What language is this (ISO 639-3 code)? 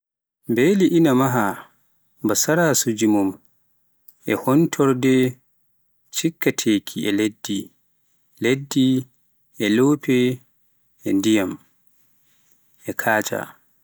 fuf